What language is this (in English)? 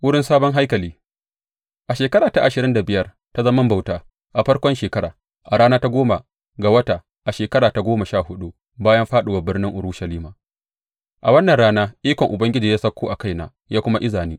Hausa